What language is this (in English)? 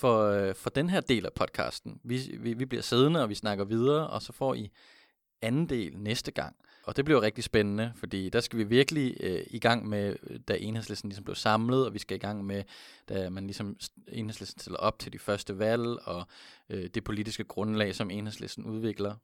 Danish